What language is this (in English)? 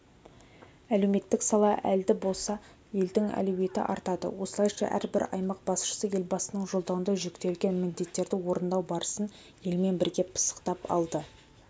Kazakh